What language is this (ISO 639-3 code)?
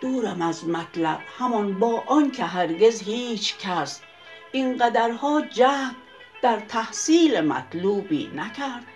fas